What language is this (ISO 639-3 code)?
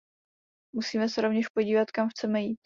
ces